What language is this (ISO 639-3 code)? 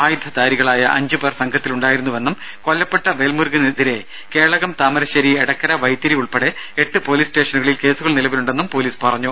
mal